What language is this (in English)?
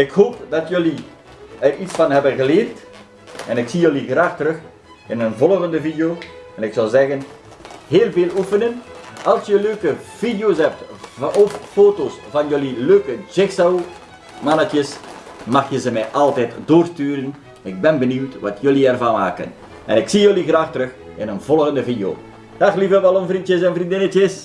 Dutch